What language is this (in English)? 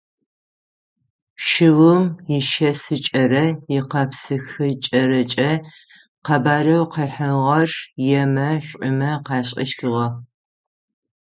Adyghe